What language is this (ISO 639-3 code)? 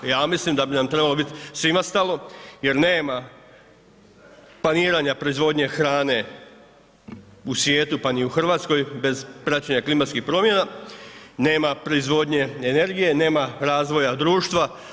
hrv